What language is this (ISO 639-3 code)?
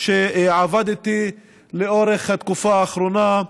heb